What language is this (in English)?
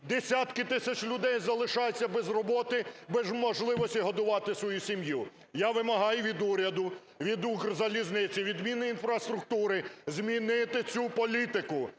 Ukrainian